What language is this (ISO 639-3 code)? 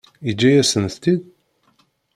kab